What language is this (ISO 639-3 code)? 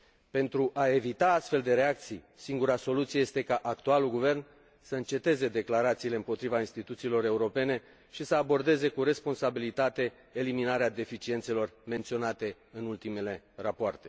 ron